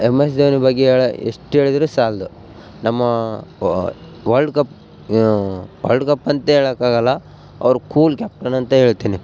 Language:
Kannada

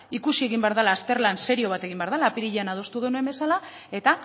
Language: Basque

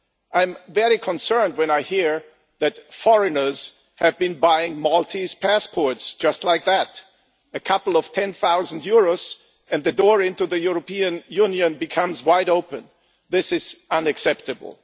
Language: English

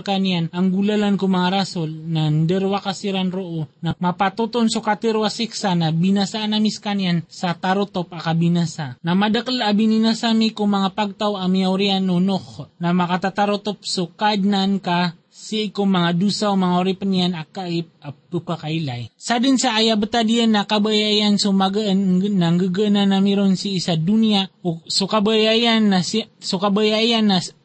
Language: Filipino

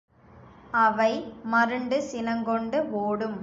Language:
Tamil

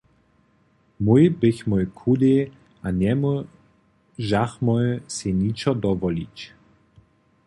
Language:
Upper Sorbian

